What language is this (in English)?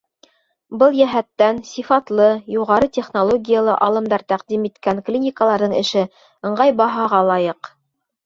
Bashkir